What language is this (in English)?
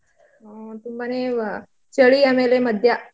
Kannada